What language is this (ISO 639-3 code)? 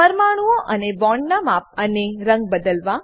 guj